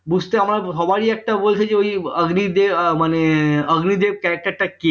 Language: Bangla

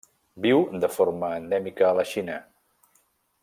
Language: Catalan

